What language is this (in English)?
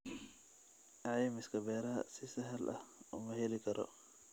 Somali